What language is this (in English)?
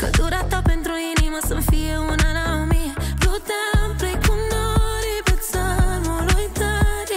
Romanian